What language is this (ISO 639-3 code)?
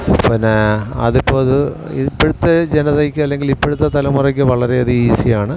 mal